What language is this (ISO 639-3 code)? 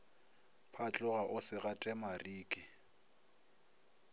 nso